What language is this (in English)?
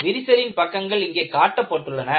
Tamil